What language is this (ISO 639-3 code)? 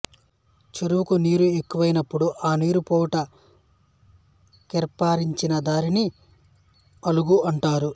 tel